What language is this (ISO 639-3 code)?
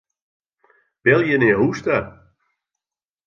fry